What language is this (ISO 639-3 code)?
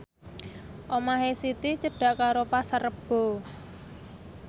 jav